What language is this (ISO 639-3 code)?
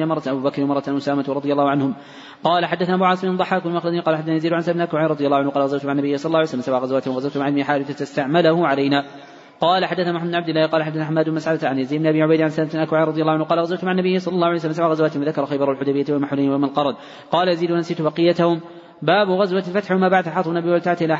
ara